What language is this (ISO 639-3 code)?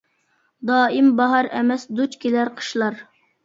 uig